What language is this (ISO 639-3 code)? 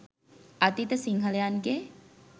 sin